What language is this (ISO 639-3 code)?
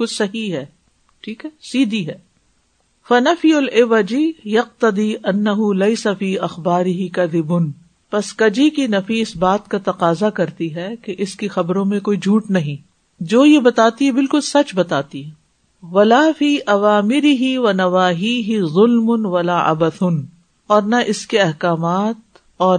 urd